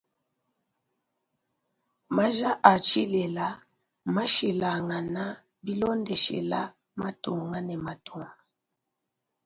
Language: Luba-Lulua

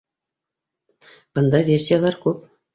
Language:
Bashkir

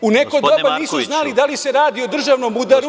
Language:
Serbian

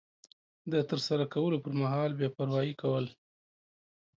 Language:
Pashto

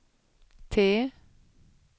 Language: Swedish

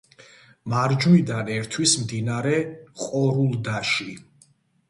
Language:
Georgian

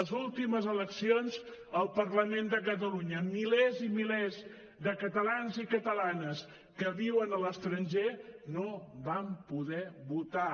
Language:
Catalan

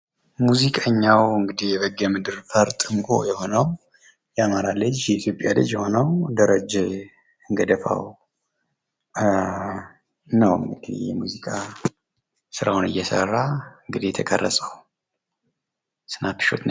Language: Amharic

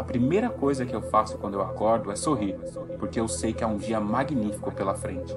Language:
Portuguese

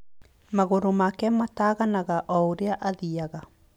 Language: Kikuyu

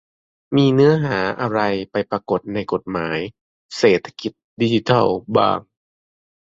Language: Thai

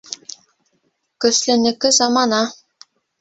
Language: Bashkir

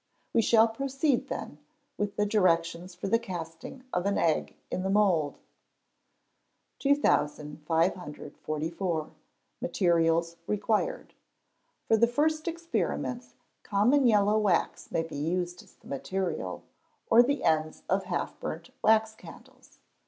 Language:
English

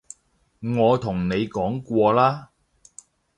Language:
Cantonese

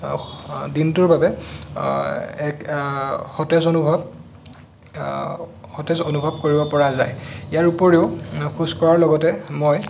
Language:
Assamese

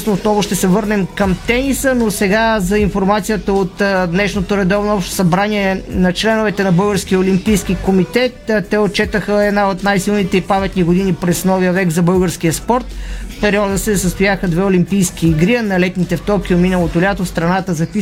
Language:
Bulgarian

